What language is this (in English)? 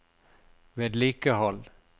Norwegian